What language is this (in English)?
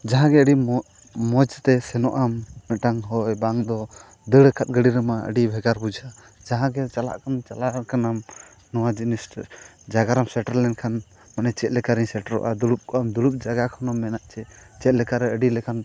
Santali